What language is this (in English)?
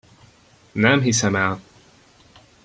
Hungarian